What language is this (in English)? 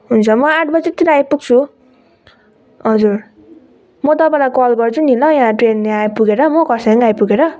Nepali